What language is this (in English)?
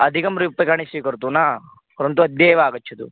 Sanskrit